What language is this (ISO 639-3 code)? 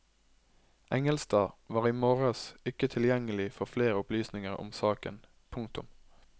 nor